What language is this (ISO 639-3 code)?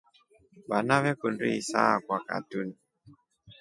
rof